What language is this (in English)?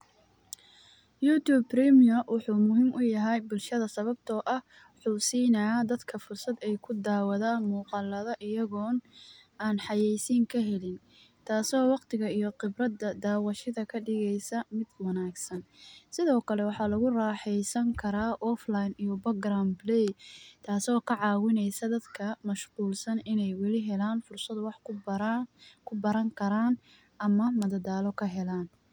Somali